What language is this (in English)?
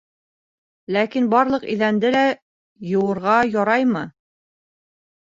Bashkir